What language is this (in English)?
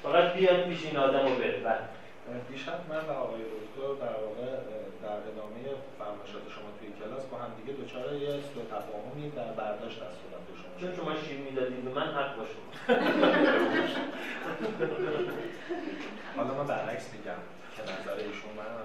Persian